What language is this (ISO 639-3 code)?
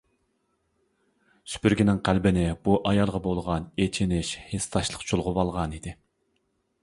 uig